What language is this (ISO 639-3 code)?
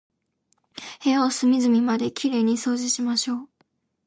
jpn